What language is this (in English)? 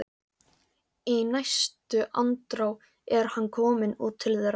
Icelandic